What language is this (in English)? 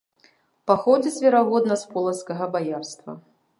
Belarusian